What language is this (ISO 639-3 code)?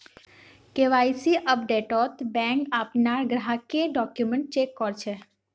mag